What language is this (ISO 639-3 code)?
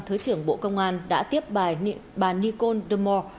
vie